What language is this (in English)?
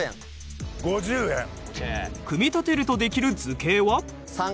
Japanese